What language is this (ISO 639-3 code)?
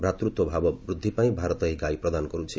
ori